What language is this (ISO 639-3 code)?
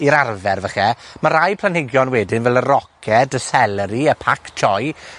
cym